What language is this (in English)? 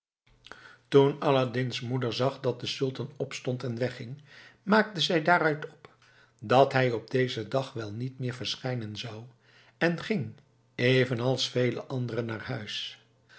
Dutch